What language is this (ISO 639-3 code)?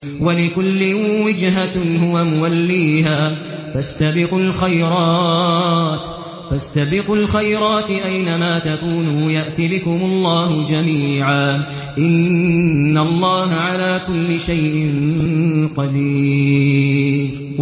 ara